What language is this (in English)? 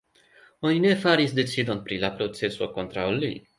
Esperanto